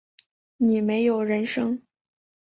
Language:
Chinese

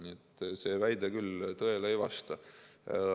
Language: Estonian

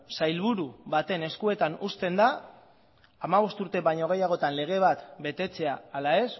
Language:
Basque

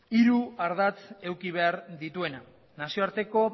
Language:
Basque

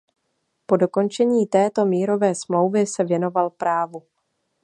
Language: Czech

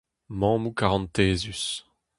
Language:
Breton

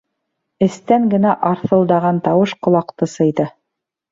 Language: Bashkir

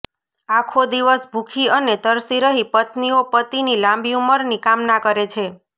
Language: Gujarati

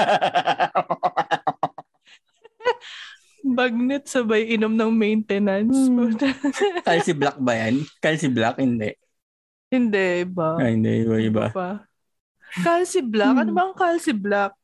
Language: Filipino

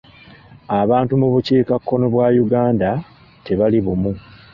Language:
Ganda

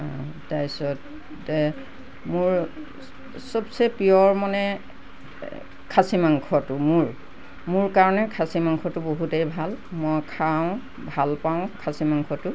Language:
Assamese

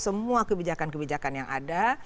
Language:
Indonesian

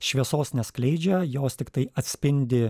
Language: Lithuanian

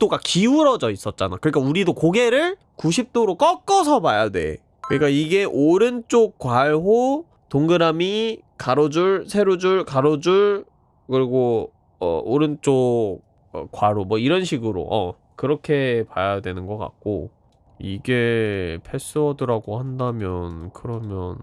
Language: Korean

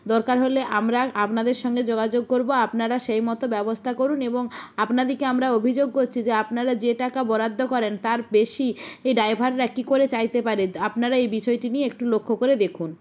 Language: Bangla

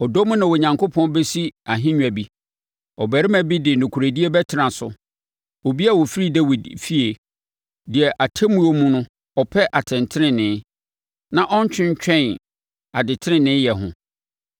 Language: Akan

